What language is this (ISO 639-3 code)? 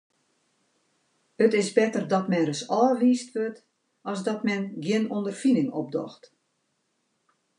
fry